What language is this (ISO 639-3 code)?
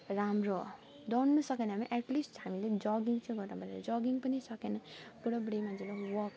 nep